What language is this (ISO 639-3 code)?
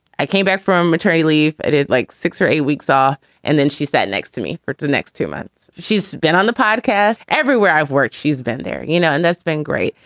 eng